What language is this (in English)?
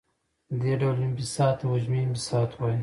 Pashto